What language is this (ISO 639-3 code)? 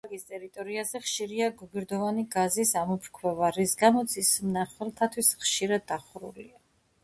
kat